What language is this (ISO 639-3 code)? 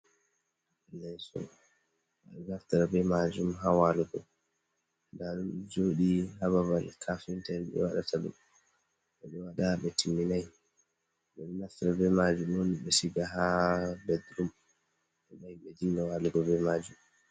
ful